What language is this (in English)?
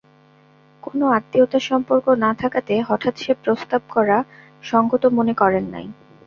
Bangla